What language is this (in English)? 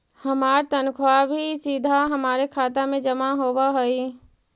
Magahi